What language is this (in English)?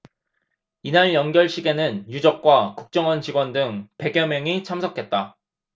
Korean